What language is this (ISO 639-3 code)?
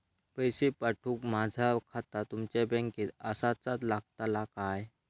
mar